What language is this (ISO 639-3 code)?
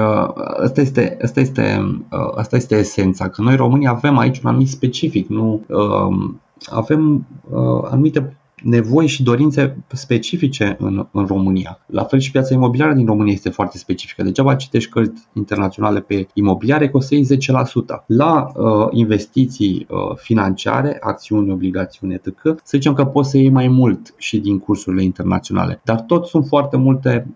ron